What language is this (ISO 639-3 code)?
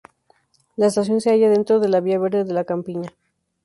spa